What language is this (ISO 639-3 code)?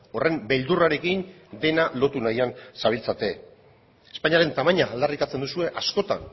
eus